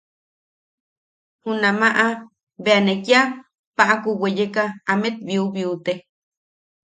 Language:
Yaqui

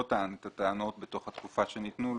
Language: Hebrew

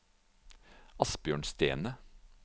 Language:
Norwegian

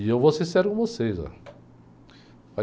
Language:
Portuguese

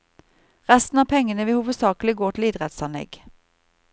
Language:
Norwegian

